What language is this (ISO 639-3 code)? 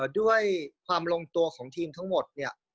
tha